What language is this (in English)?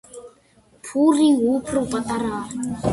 Georgian